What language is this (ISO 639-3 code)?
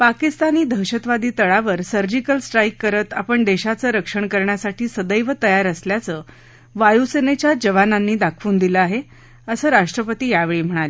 mar